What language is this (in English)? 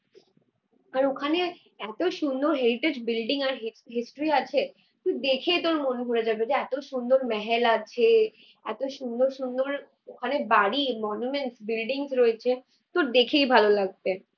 Bangla